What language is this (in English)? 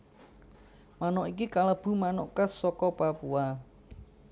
Javanese